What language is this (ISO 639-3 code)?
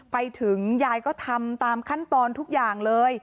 tha